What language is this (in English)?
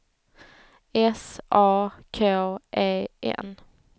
Swedish